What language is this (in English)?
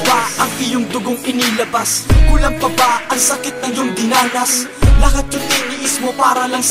Indonesian